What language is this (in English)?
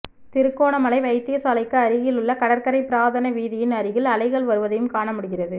Tamil